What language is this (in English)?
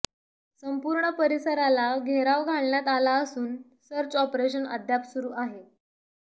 Marathi